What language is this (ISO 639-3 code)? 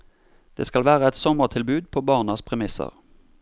nor